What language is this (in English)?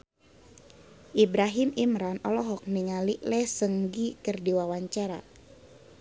Sundanese